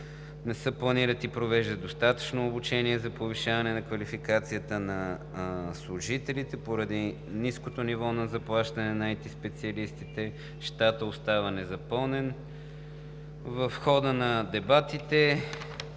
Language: Bulgarian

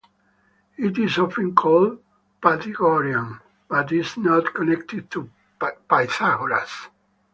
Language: English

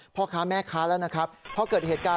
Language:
Thai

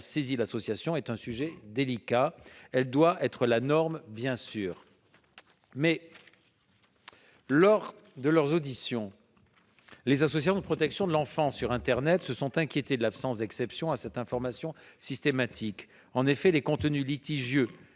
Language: French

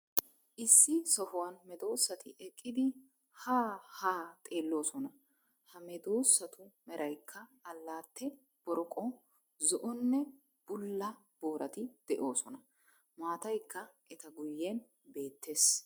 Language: Wolaytta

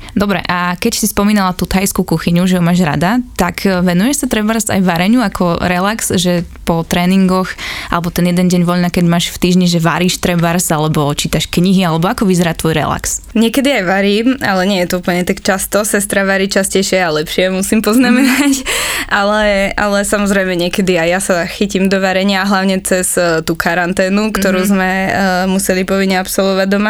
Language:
Slovak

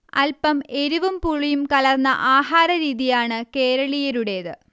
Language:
Malayalam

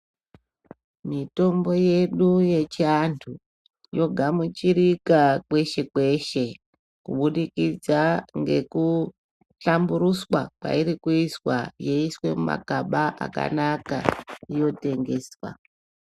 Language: Ndau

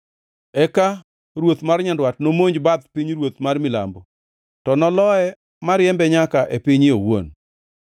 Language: Luo (Kenya and Tanzania)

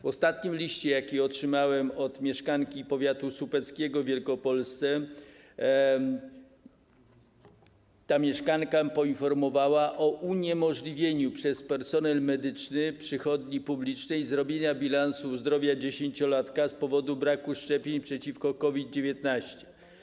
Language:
Polish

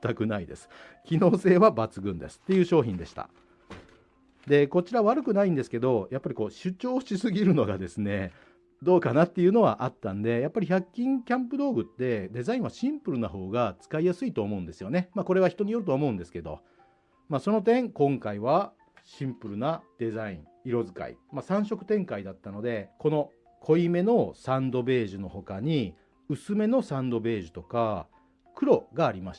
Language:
Japanese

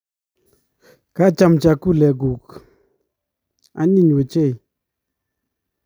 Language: Kalenjin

